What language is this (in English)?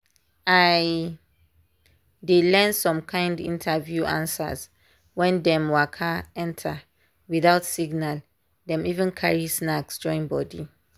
Nigerian Pidgin